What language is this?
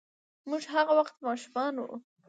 Pashto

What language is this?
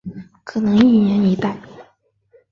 Chinese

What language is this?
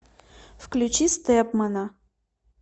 Russian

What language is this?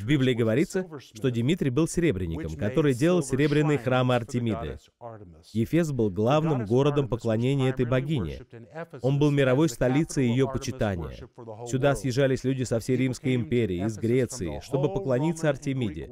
Russian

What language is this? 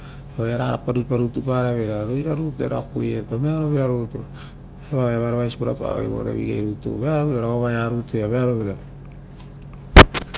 Rotokas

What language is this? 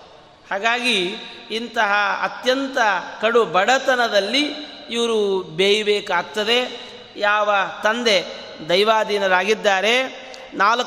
Kannada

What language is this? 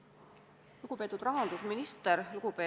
Estonian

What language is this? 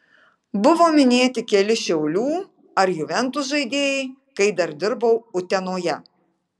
Lithuanian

